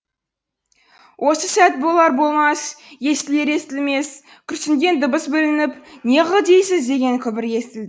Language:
Kazakh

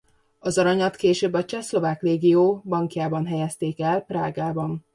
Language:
Hungarian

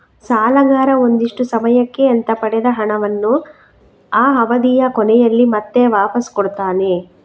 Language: Kannada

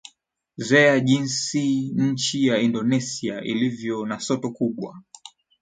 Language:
Swahili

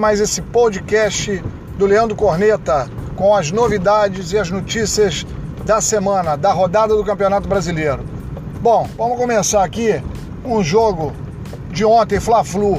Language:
Portuguese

